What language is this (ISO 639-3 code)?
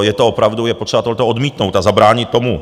ces